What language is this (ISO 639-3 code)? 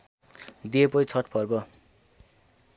nep